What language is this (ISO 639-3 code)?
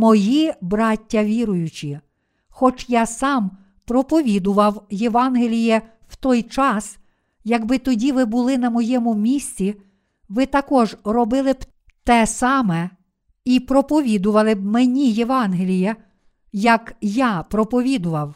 ukr